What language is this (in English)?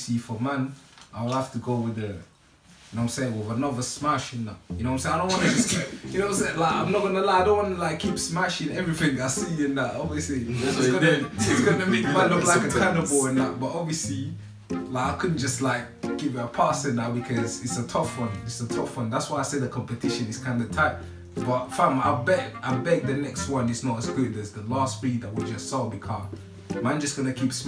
English